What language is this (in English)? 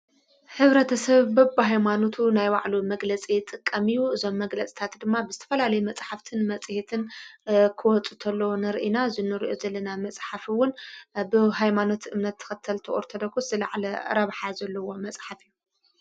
Tigrinya